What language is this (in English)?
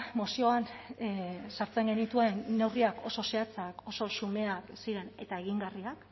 Basque